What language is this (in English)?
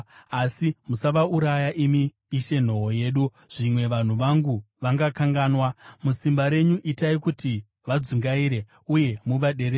Shona